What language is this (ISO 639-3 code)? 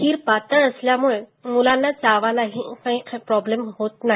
mar